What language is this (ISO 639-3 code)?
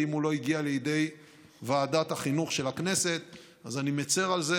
heb